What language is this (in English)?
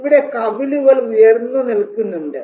Malayalam